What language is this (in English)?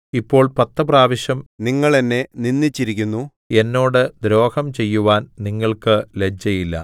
Malayalam